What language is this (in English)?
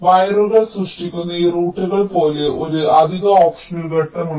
Malayalam